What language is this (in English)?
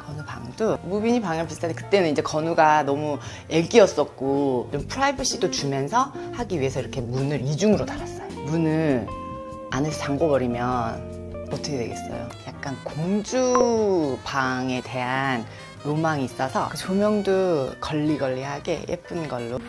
Korean